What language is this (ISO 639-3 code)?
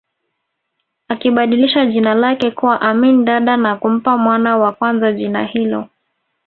swa